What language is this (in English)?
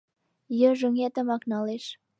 Mari